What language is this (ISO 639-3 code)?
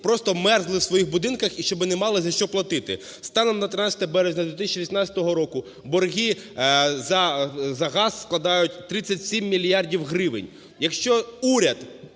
ukr